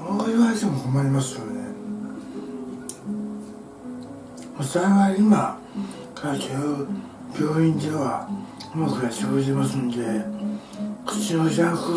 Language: Japanese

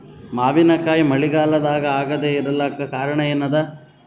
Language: Kannada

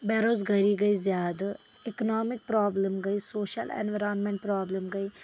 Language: Kashmiri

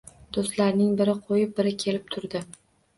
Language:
Uzbek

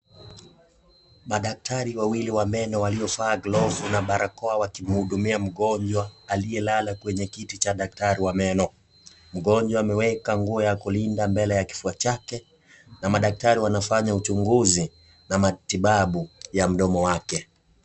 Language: Swahili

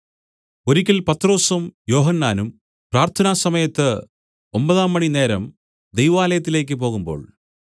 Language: Malayalam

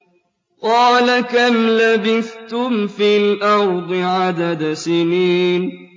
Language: Arabic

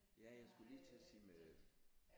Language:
Danish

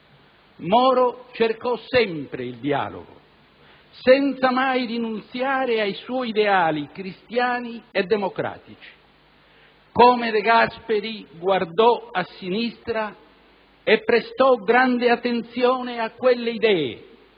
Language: Italian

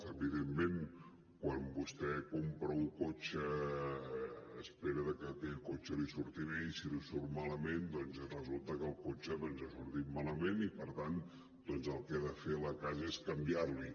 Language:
Catalan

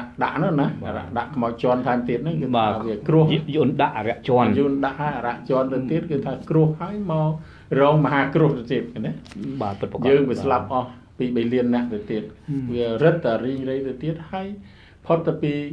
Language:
Thai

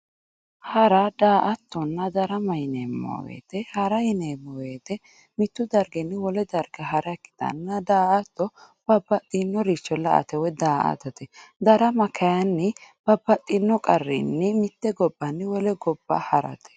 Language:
Sidamo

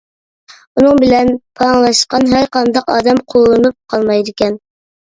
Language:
Uyghur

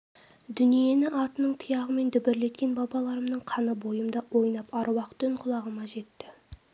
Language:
Kazakh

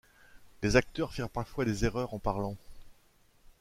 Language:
French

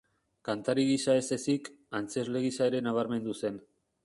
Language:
Basque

